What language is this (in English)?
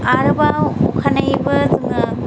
Bodo